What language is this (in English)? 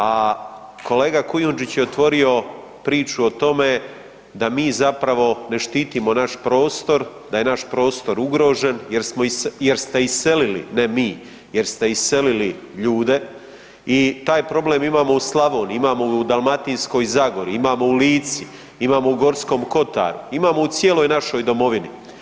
Croatian